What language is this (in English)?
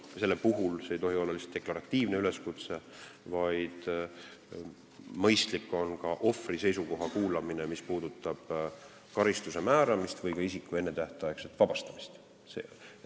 Estonian